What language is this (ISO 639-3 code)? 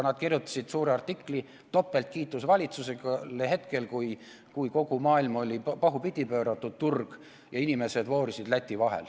est